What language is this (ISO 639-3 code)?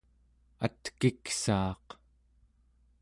esu